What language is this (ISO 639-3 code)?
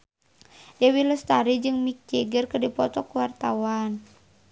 sun